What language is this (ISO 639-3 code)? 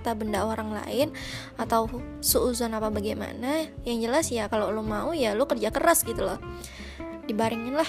ind